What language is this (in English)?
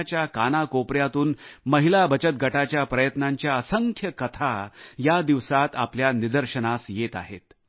Marathi